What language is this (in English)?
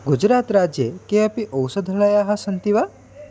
Sanskrit